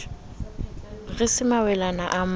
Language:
Southern Sotho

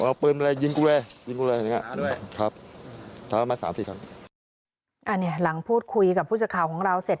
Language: Thai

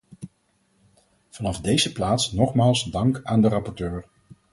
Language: Dutch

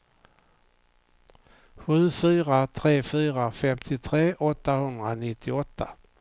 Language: Swedish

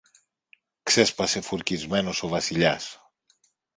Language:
Greek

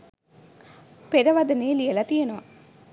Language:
Sinhala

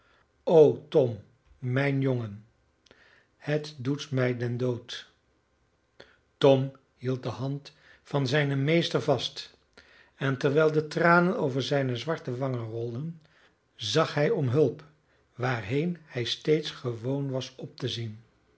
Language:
Dutch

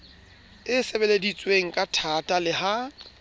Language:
Southern Sotho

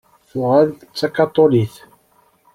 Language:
Kabyle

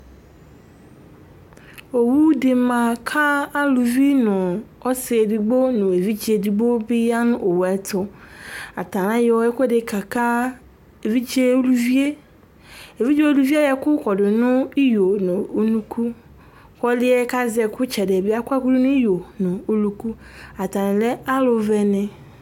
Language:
Ikposo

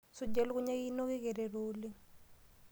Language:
Masai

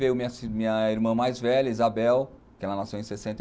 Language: Portuguese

